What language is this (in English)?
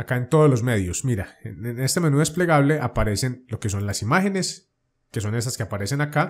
Spanish